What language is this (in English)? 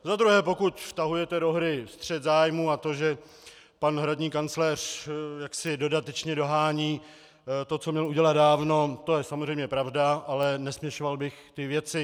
Czech